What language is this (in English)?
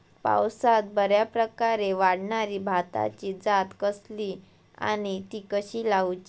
Marathi